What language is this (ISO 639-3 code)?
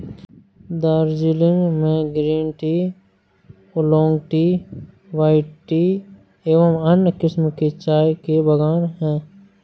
hin